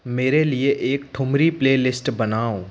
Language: Hindi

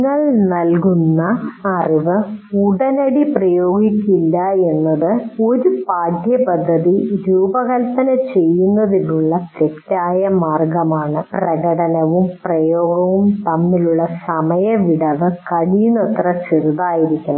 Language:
Malayalam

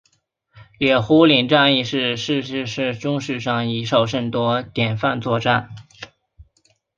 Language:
Chinese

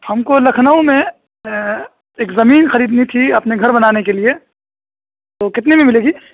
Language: Urdu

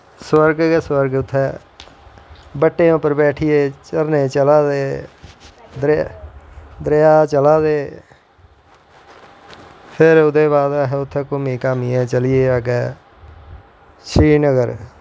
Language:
Dogri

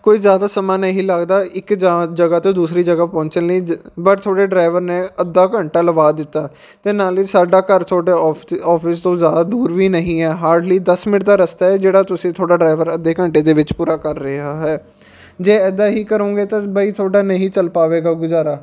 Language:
Punjabi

